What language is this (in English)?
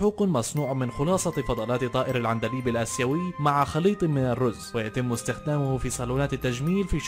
Arabic